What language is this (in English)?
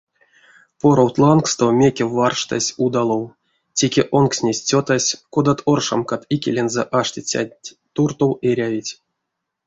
Erzya